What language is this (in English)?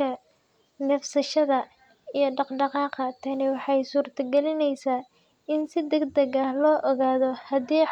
Somali